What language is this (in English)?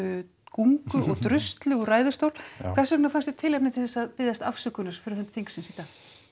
Icelandic